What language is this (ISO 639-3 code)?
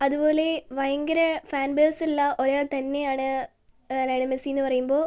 mal